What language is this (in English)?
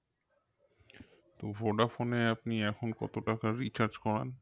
Bangla